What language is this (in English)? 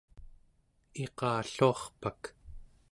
Central Yupik